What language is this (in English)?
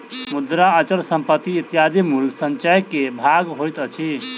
Maithili